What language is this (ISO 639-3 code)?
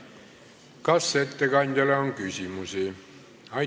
est